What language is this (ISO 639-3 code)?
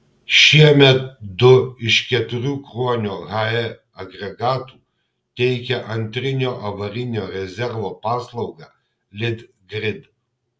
lit